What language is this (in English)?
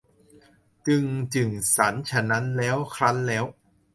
Thai